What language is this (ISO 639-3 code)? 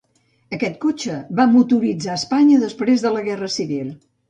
cat